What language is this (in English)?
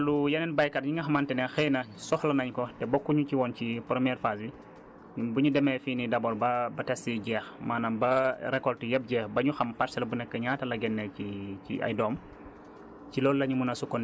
Wolof